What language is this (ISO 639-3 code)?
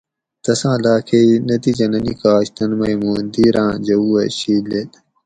gwc